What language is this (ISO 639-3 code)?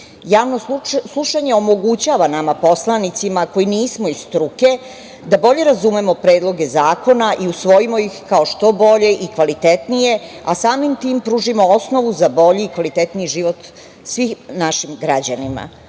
srp